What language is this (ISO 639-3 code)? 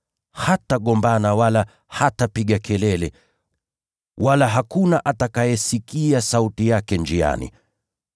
swa